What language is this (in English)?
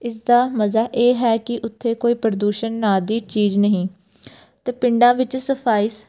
Punjabi